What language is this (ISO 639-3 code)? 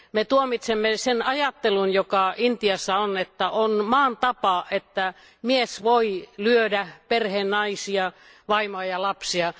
fin